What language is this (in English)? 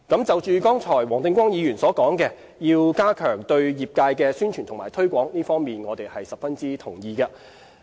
Cantonese